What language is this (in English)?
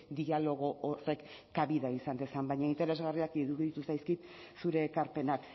Basque